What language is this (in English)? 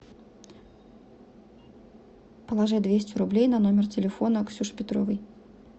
Russian